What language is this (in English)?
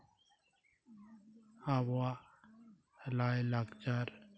Santali